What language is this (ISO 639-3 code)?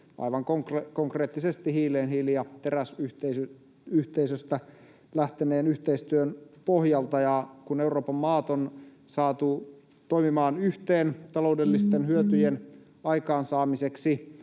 fin